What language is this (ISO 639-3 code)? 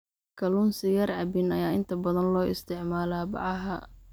som